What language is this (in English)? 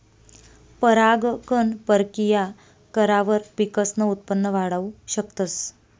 Marathi